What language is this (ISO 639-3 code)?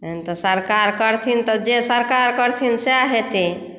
mai